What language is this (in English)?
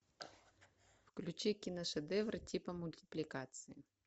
Russian